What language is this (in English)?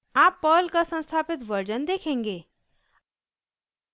Hindi